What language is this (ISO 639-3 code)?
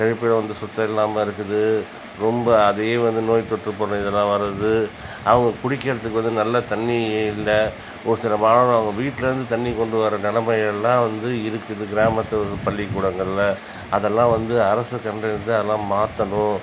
tam